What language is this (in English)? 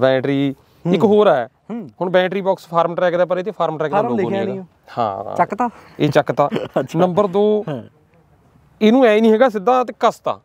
Punjabi